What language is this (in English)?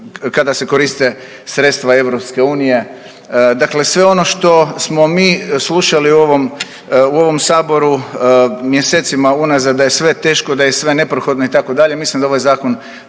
Croatian